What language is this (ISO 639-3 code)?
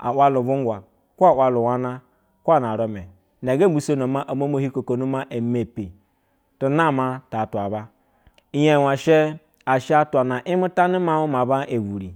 bzw